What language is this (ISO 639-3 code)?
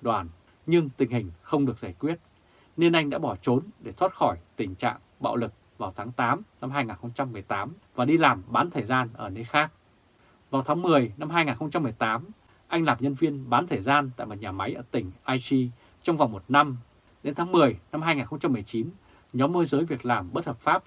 vie